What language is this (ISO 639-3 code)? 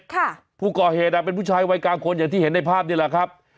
tha